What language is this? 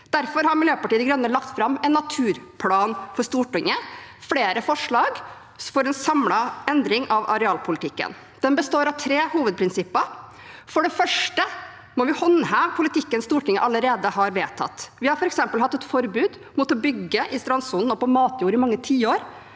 Norwegian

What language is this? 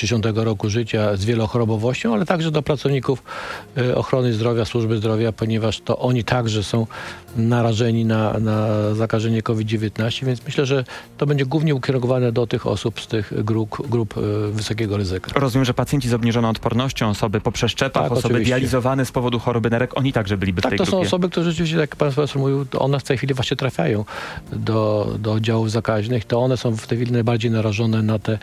Polish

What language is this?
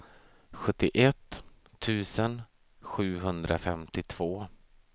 Swedish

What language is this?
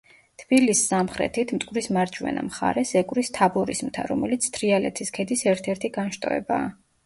Georgian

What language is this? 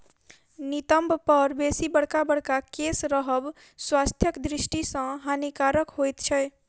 Maithili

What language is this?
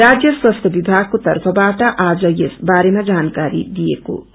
Nepali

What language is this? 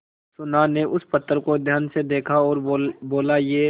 Hindi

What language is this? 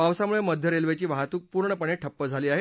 Marathi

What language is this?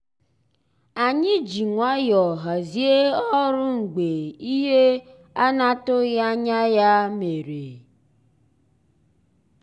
Igbo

